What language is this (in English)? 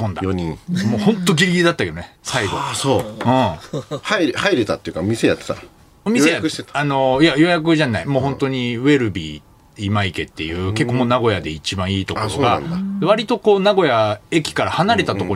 Japanese